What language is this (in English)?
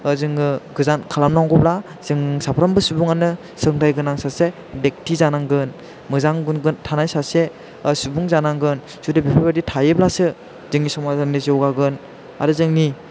Bodo